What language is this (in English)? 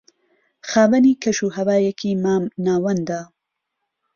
Central Kurdish